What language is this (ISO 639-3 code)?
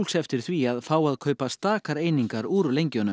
isl